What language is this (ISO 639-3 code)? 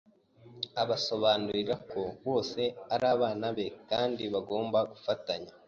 kin